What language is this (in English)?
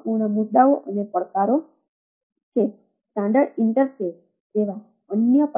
Gujarati